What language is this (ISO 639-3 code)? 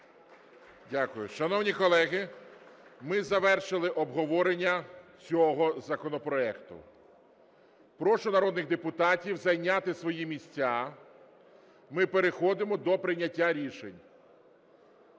ukr